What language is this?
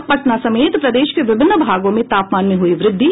Hindi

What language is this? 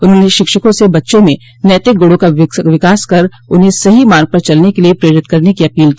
Hindi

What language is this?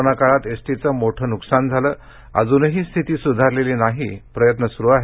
Marathi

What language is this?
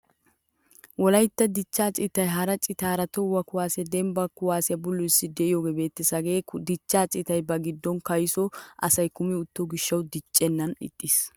Wolaytta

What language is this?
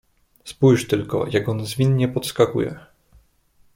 Polish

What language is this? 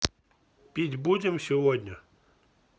Russian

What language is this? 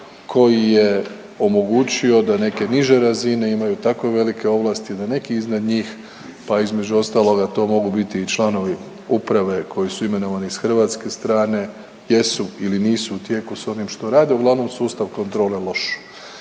Croatian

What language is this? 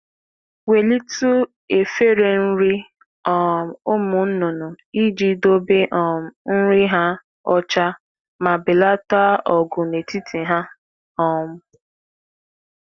Igbo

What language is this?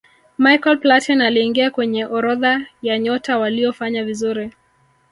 Swahili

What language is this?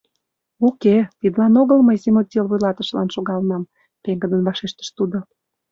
Mari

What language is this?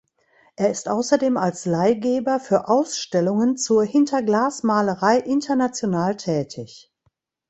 German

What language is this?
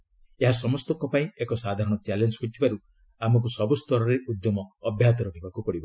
Odia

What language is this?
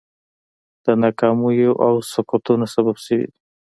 Pashto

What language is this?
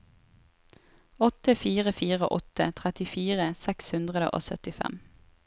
Norwegian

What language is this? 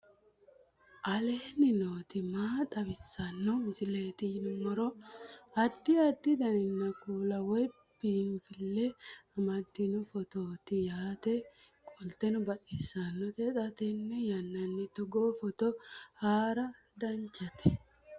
Sidamo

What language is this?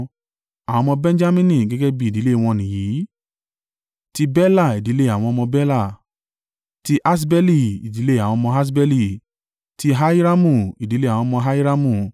Yoruba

